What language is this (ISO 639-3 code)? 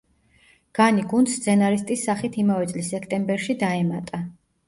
kat